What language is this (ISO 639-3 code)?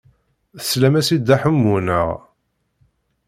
kab